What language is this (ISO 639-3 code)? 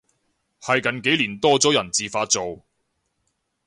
yue